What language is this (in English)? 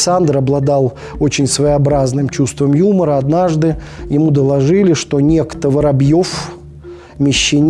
Russian